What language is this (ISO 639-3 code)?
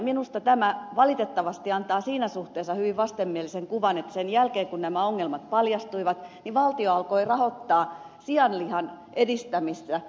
fin